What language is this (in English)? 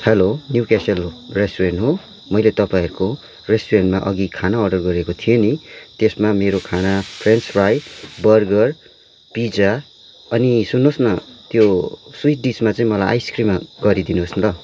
Nepali